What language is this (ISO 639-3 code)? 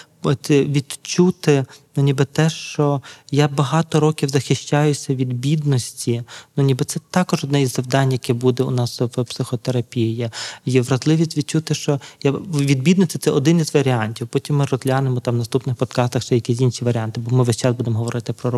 ukr